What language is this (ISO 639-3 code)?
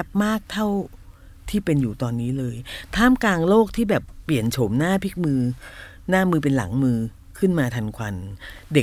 tha